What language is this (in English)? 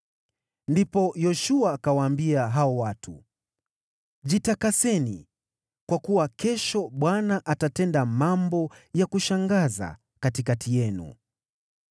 Swahili